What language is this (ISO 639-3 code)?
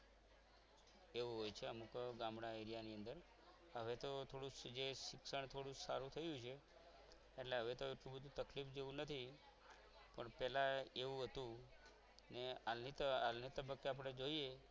guj